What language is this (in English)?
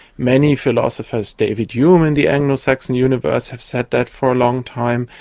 English